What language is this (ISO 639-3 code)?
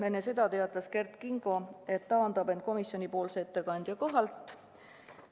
est